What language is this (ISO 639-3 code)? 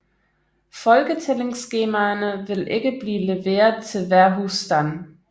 dan